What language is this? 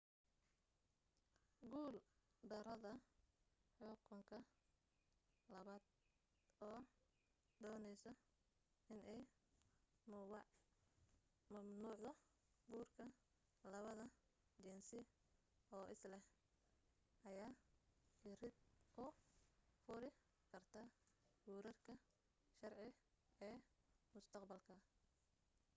Somali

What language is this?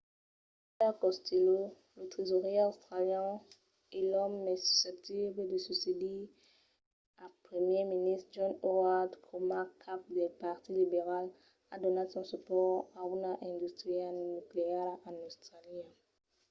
Occitan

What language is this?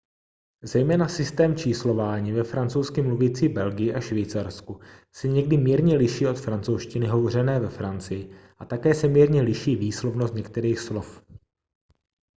Czech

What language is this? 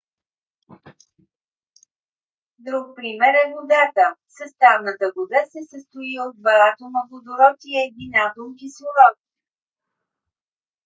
Bulgarian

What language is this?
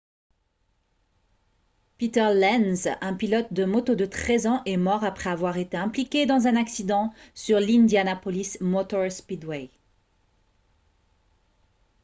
French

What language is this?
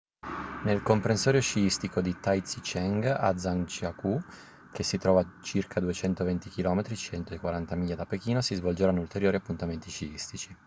Italian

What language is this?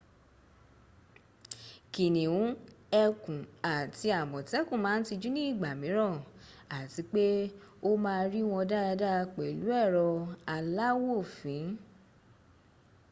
Yoruba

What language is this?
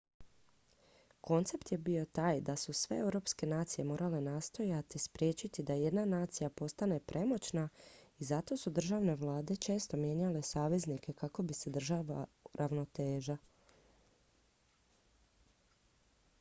Croatian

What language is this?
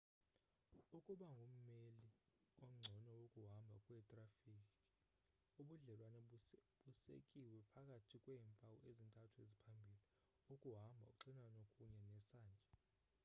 Xhosa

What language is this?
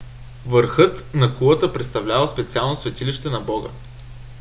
Bulgarian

